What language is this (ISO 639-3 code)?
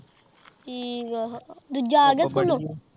pan